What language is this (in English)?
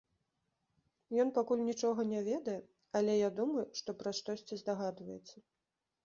Belarusian